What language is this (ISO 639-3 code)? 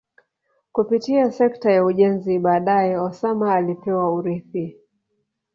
swa